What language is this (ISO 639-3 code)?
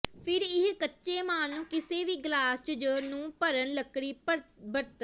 pan